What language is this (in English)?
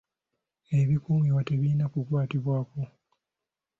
Ganda